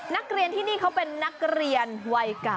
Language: Thai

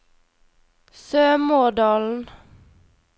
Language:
Norwegian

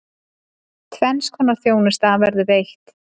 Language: Icelandic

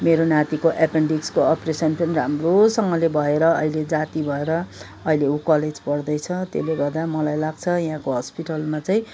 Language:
Nepali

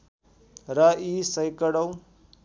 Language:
Nepali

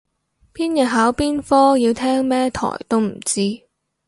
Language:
Cantonese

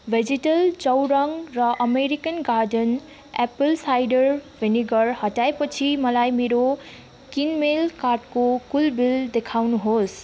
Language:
Nepali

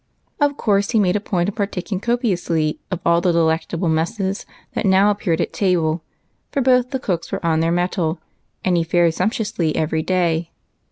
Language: English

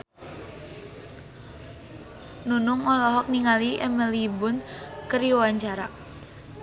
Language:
Sundanese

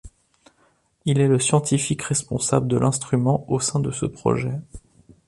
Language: French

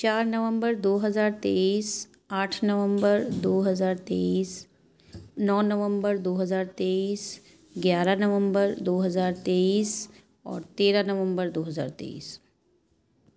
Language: Urdu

